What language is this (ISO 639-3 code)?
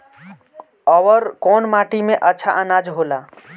bho